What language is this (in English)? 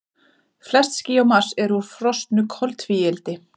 Icelandic